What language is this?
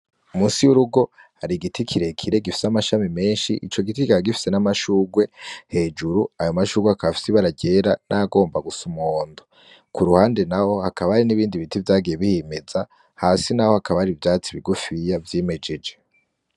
Rundi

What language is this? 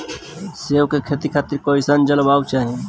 Bhojpuri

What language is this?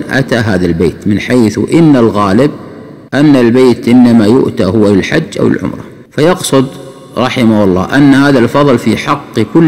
Arabic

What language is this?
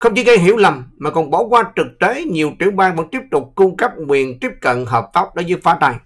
Vietnamese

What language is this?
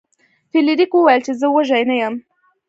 Pashto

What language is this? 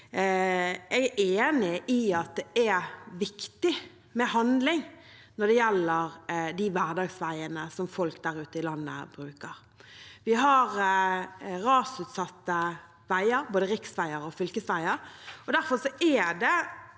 Norwegian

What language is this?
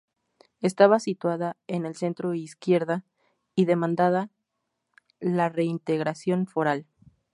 Spanish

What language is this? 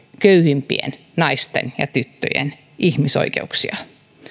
Finnish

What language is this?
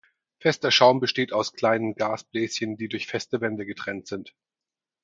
German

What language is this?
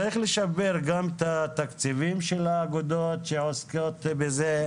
Hebrew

